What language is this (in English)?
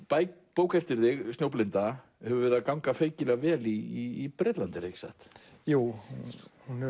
Icelandic